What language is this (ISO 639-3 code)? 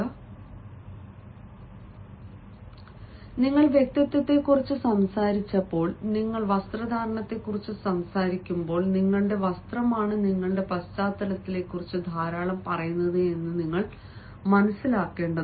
mal